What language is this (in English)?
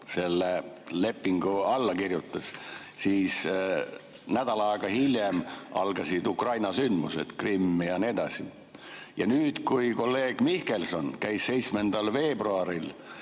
Estonian